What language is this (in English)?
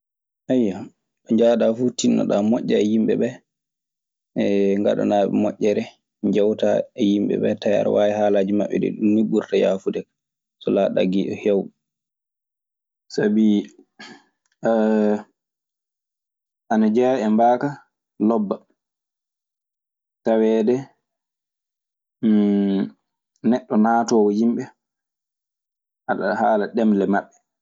Maasina Fulfulde